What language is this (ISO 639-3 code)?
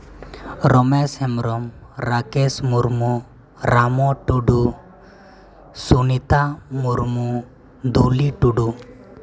sat